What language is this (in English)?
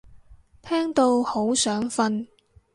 Cantonese